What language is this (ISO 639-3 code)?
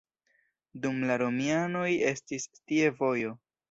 epo